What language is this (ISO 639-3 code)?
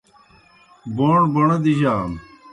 plk